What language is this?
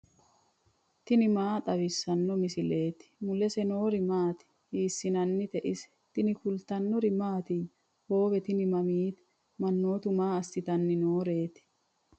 Sidamo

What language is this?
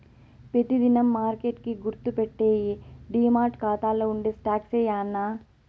Telugu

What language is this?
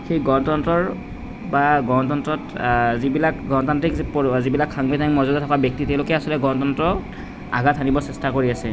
Assamese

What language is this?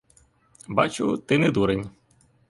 Ukrainian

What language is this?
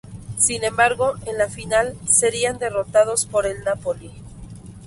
Spanish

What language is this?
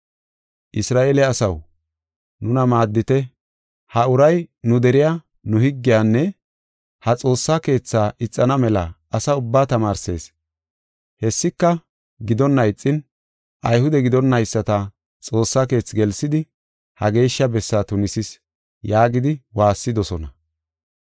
Gofa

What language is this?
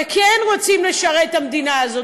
Hebrew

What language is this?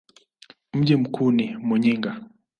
Swahili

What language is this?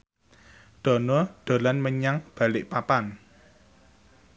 Javanese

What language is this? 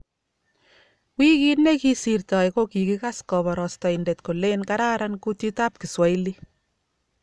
Kalenjin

